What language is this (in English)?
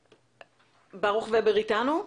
Hebrew